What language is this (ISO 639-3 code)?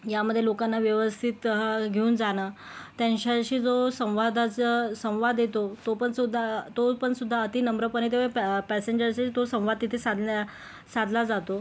mar